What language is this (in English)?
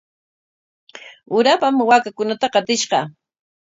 Corongo Ancash Quechua